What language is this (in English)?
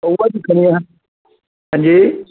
Dogri